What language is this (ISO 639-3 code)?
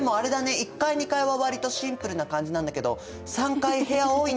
jpn